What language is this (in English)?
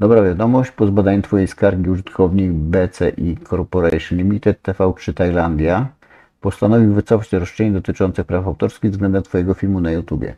Polish